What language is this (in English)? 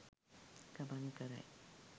Sinhala